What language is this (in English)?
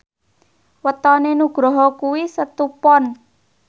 Javanese